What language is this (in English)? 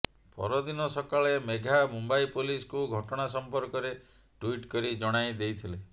Odia